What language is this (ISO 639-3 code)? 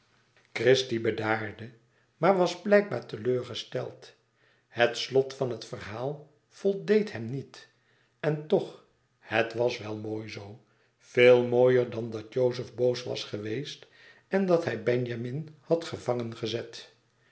nld